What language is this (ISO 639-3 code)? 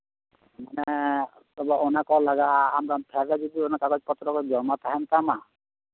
sat